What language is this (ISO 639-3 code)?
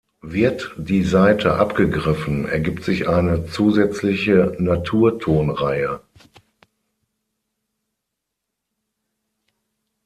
deu